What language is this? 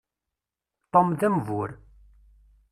Kabyle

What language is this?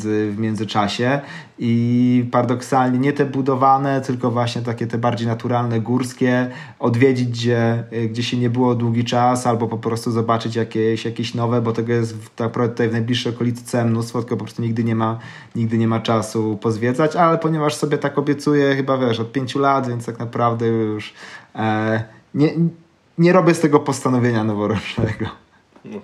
Polish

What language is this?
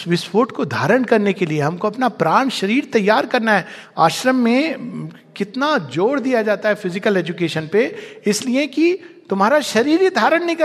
Hindi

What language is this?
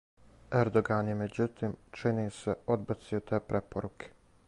Serbian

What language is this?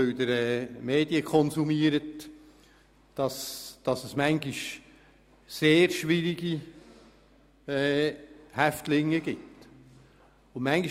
Swiss German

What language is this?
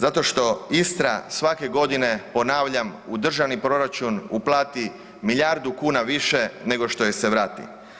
Croatian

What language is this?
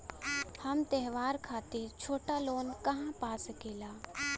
Bhojpuri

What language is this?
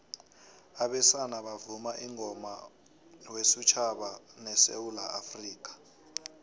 South Ndebele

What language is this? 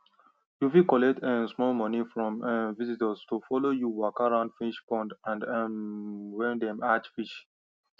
Nigerian Pidgin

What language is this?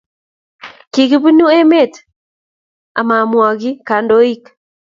Kalenjin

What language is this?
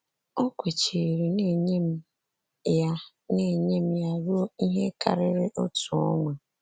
Igbo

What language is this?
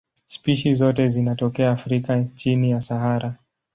Swahili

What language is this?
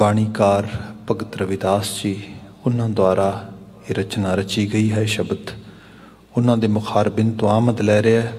Hindi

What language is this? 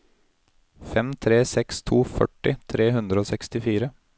Norwegian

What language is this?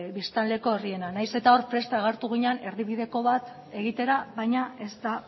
Basque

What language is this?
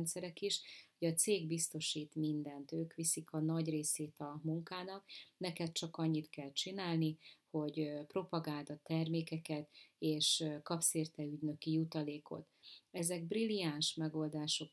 Hungarian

